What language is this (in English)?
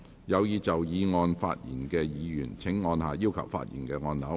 Cantonese